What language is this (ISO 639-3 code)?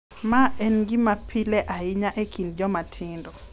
luo